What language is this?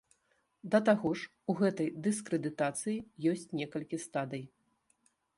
Belarusian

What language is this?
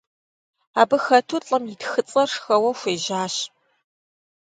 Kabardian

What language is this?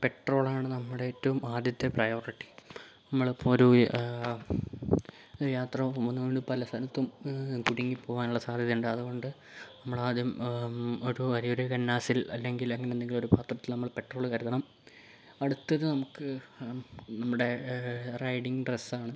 Malayalam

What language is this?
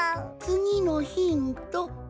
Japanese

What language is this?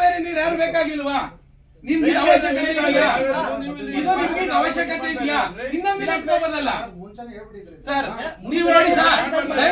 Arabic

